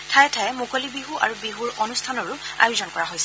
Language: Assamese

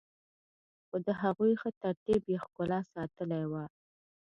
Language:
Pashto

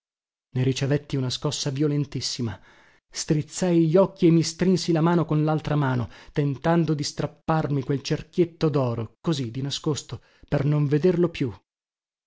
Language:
Italian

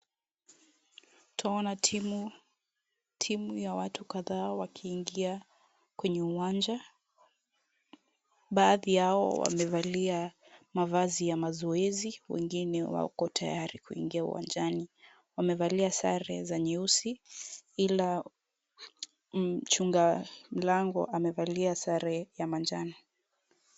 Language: Swahili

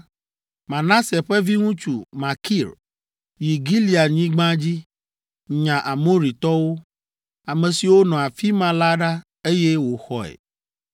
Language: Ewe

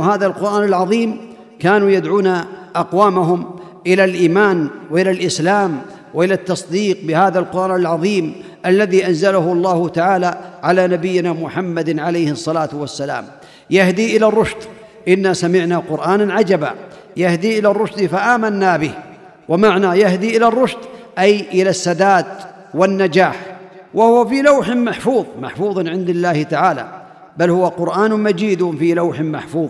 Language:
Arabic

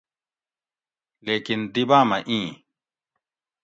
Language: Gawri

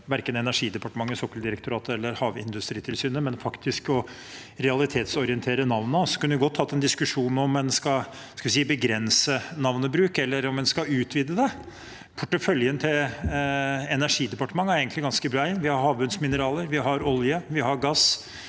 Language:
Norwegian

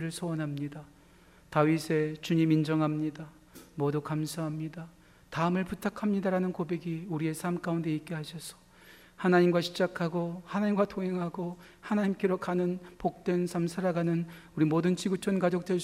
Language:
Korean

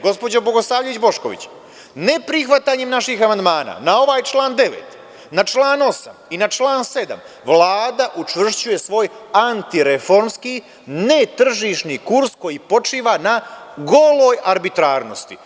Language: Serbian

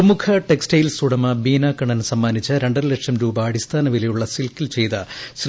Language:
Malayalam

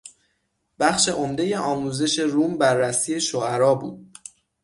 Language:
Persian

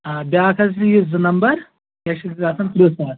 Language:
Kashmiri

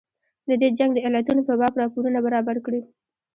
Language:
Pashto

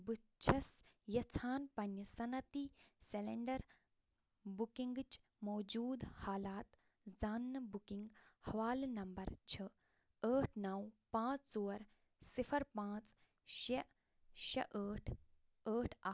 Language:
Kashmiri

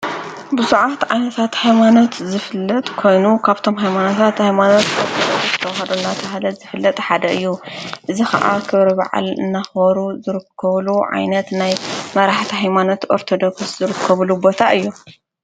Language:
Tigrinya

